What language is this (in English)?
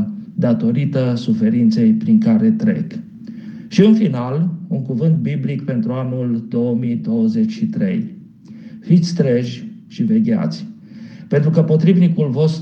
Romanian